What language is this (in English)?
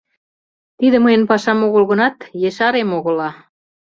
Mari